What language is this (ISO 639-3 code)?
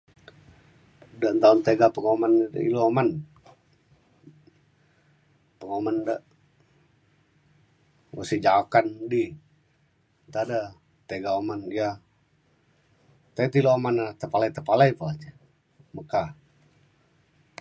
xkl